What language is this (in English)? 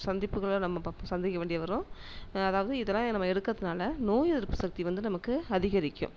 Tamil